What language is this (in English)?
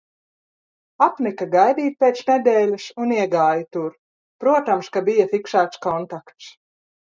Latvian